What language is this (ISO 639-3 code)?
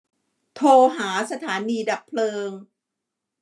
tha